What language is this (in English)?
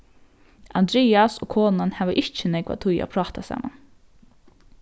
Faroese